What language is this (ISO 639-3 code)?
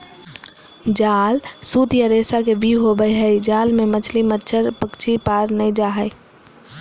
mag